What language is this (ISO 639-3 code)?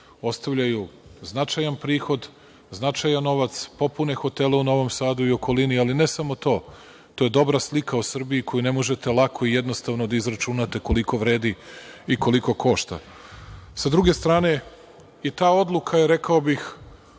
srp